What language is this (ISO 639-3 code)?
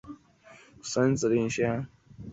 zho